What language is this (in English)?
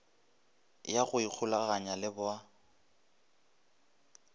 Northern Sotho